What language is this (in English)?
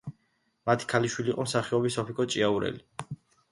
Georgian